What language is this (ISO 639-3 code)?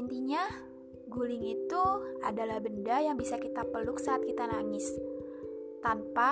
ind